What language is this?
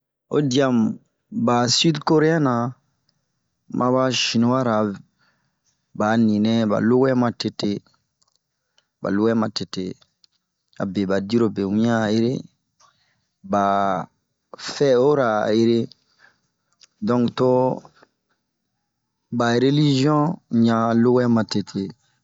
Bomu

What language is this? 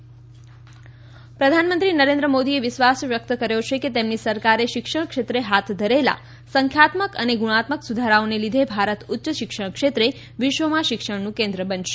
Gujarati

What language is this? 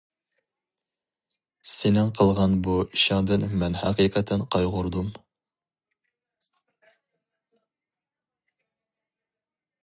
Uyghur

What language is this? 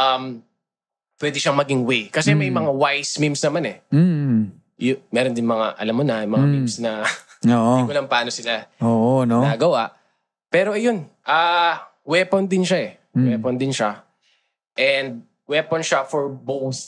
Filipino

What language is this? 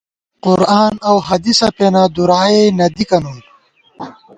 Gawar-Bati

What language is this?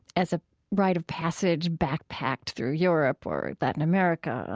English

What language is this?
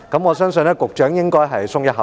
Cantonese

